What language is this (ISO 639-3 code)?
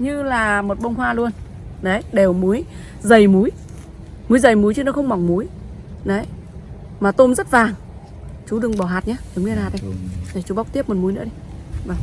vie